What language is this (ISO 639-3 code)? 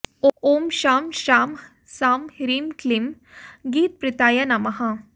san